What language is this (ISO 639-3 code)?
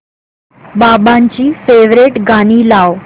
mar